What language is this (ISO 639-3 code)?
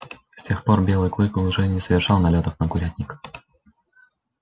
rus